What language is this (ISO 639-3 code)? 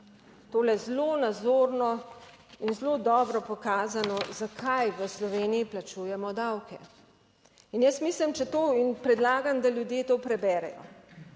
slv